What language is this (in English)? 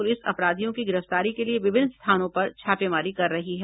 Hindi